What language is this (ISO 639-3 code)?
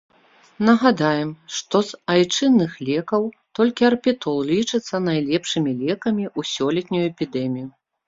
bel